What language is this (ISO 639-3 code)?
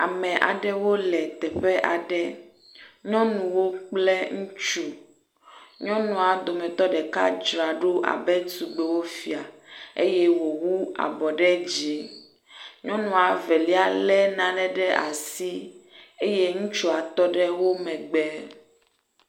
ewe